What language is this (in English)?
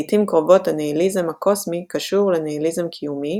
Hebrew